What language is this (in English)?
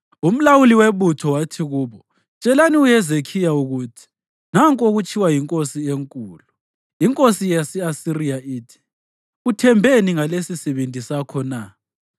North Ndebele